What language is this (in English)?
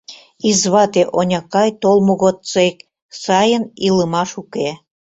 Mari